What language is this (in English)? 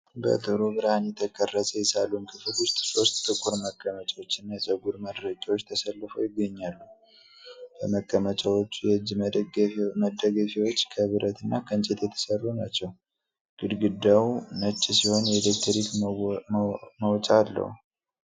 Amharic